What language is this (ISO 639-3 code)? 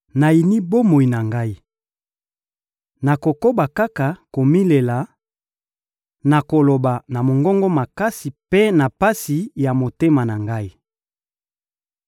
lin